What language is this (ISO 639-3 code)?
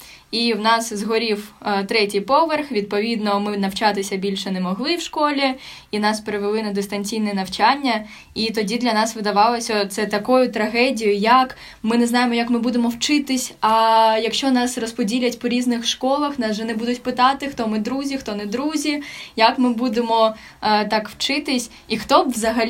ukr